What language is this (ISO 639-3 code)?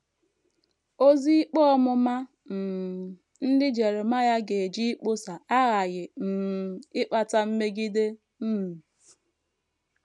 ibo